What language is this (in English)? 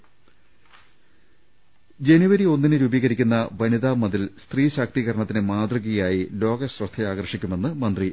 Malayalam